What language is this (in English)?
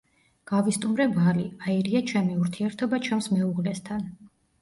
Georgian